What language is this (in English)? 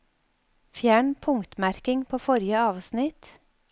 Norwegian